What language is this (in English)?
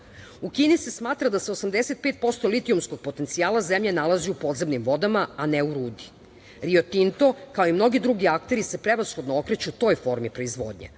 Serbian